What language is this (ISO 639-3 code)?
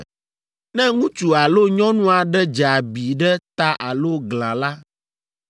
ewe